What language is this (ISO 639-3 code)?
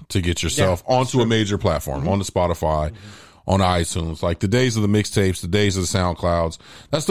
eng